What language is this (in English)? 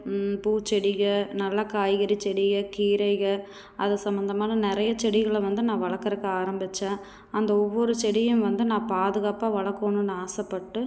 Tamil